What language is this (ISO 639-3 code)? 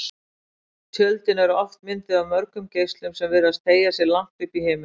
isl